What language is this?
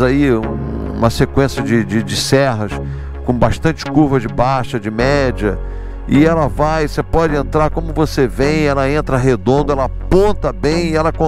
Portuguese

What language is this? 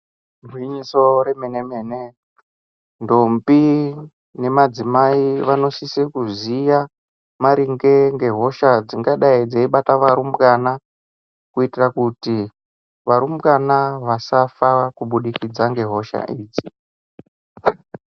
Ndau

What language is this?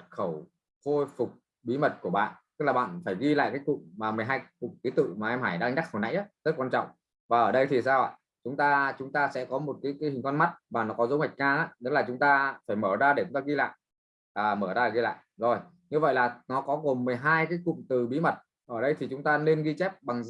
Vietnamese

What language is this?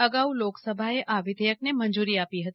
Gujarati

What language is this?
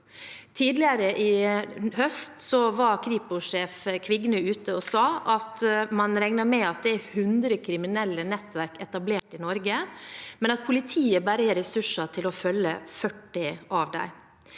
Norwegian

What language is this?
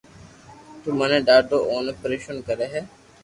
Loarki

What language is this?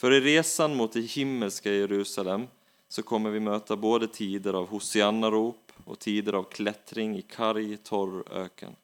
Swedish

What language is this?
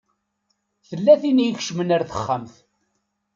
Kabyle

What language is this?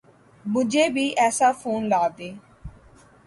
Urdu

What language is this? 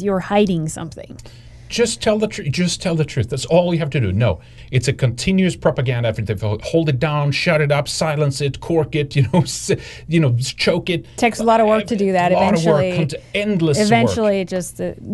English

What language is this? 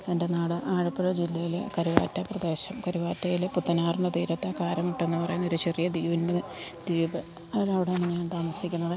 Malayalam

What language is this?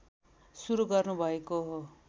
Nepali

